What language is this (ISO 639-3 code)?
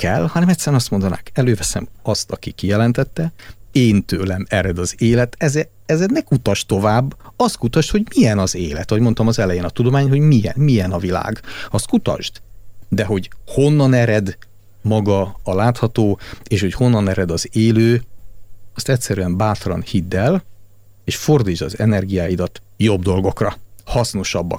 hun